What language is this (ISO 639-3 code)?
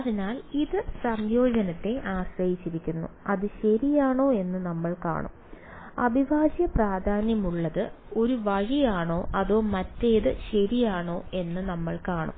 mal